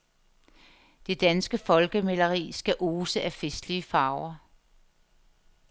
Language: Danish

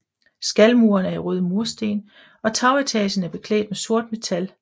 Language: Danish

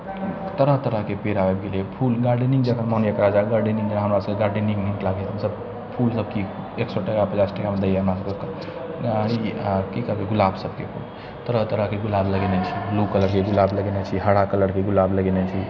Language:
Maithili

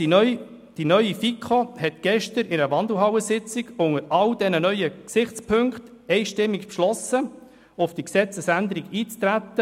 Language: Swiss German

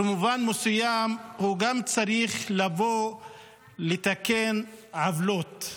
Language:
Hebrew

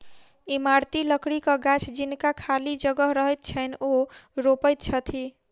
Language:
Maithili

